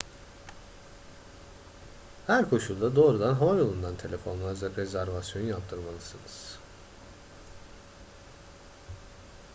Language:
Turkish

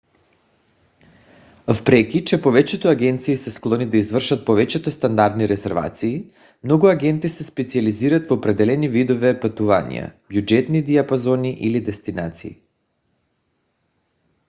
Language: Bulgarian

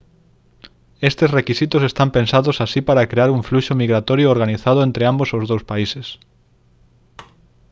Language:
Galician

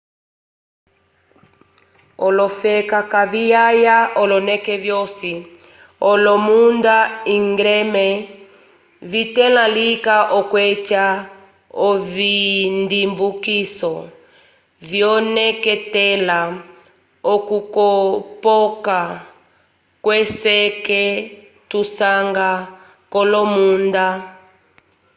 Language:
Umbundu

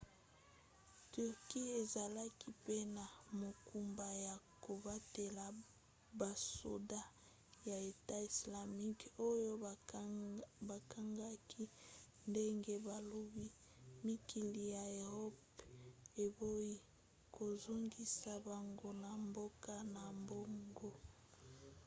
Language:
Lingala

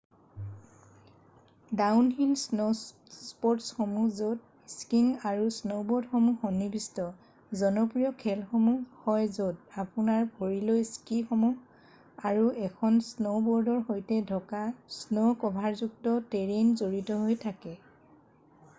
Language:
Assamese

